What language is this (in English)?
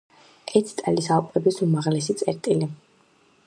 Georgian